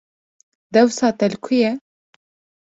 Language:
Kurdish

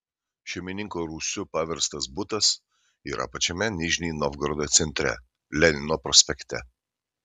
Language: Lithuanian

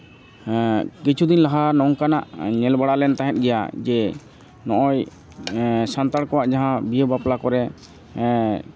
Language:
Santali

